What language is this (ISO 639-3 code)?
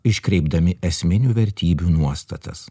lit